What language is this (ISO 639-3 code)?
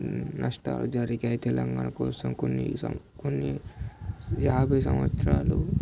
tel